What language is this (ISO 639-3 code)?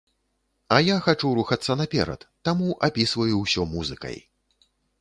bel